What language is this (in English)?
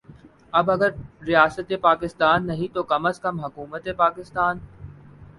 Urdu